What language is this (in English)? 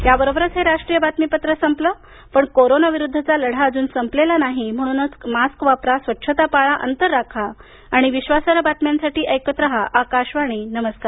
Marathi